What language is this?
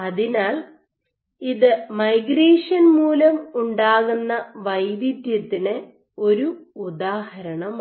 Malayalam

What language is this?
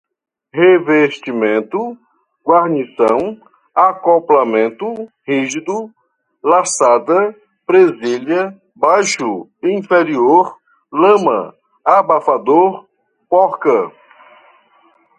Portuguese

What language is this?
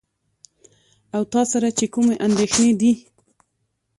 Pashto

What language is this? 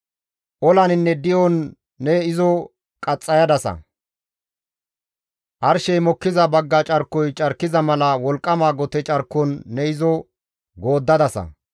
Gamo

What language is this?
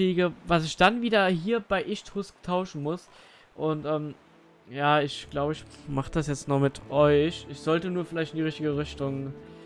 German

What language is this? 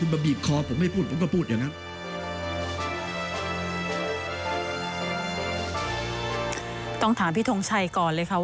Thai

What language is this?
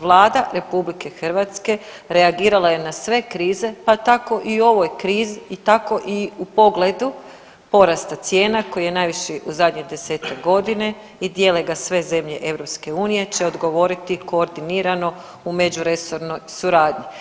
Croatian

